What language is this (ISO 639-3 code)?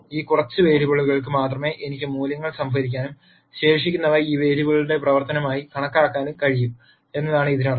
mal